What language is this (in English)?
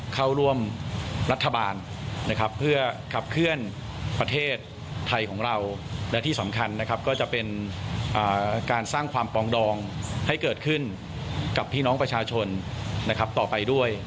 Thai